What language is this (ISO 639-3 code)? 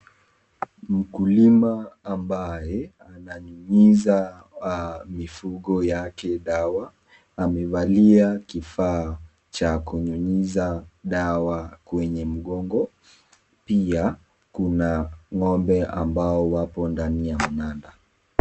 swa